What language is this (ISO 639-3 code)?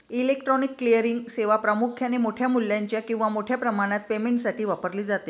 mar